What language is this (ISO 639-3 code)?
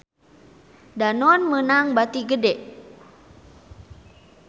sun